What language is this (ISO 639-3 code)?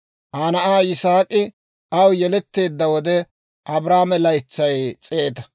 dwr